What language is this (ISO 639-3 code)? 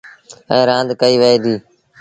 sbn